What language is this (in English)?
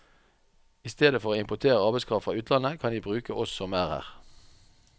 Norwegian